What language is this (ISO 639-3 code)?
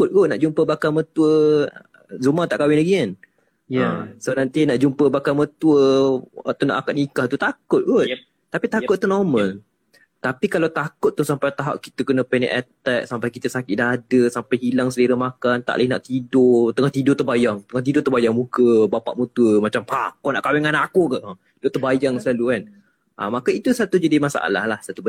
msa